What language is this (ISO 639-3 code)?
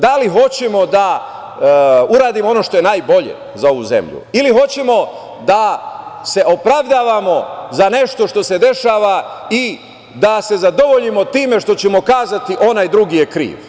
srp